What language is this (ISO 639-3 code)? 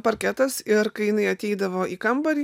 lit